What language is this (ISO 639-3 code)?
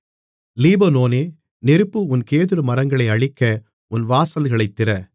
tam